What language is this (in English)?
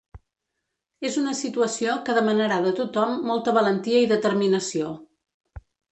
Catalan